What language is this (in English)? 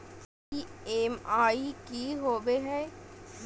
Magahi